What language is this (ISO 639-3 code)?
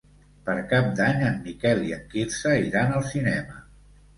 cat